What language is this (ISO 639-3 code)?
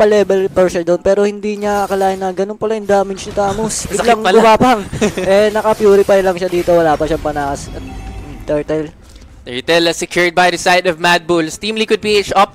fil